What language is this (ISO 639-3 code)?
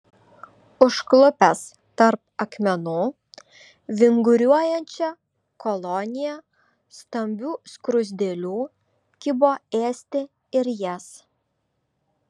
lit